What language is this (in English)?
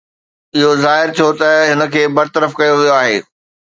Sindhi